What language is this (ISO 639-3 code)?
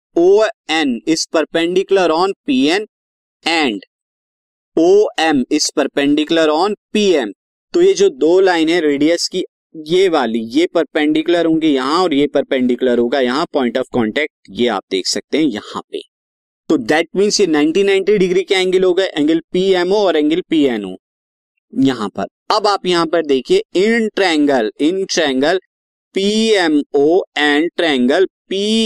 hin